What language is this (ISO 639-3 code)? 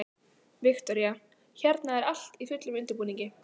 isl